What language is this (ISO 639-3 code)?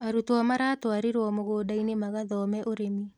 kik